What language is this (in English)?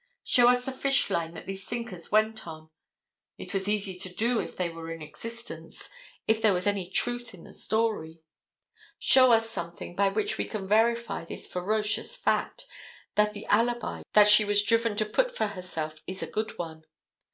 English